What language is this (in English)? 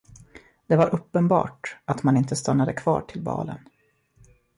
Swedish